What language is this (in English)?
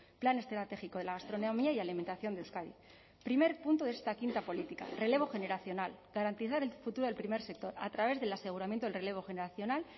Spanish